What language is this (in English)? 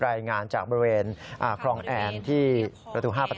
Thai